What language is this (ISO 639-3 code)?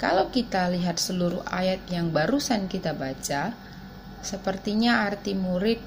ind